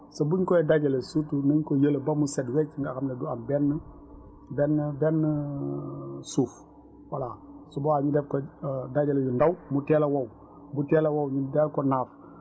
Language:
Wolof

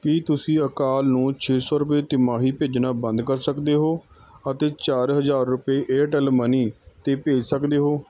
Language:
Punjabi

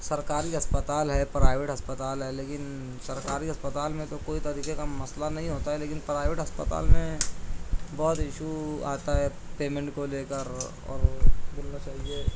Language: Urdu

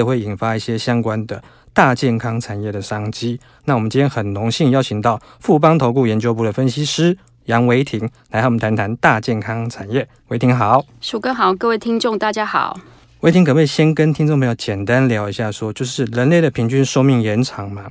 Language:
Chinese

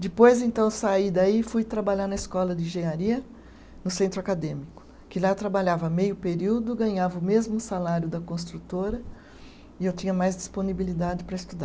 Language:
Portuguese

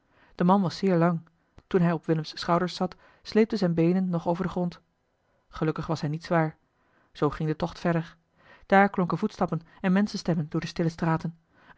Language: Dutch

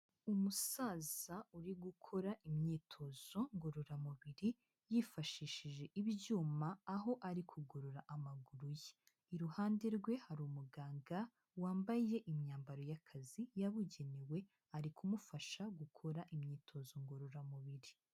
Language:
Kinyarwanda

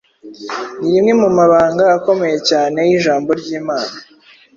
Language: Kinyarwanda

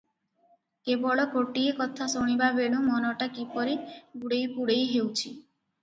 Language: Odia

